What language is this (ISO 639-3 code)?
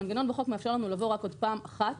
heb